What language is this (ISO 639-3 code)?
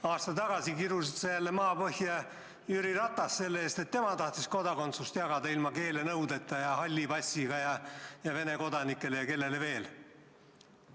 est